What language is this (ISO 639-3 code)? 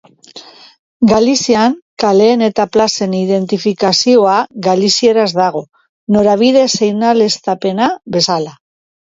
eus